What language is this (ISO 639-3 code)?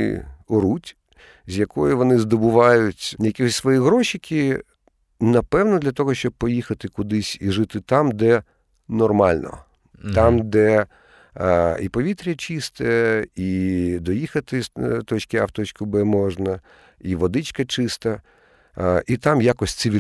ukr